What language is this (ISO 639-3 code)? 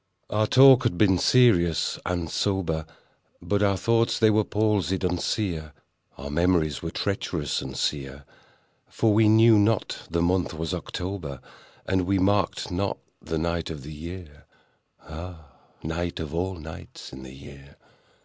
eng